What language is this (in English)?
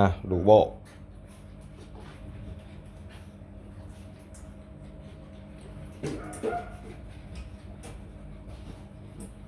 Vietnamese